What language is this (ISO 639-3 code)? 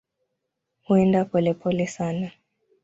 swa